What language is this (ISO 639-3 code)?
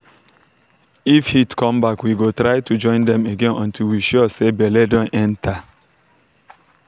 pcm